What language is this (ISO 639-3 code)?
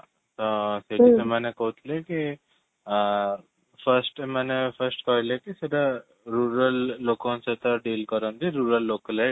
ori